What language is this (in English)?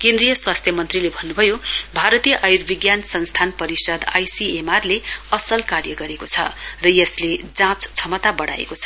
Nepali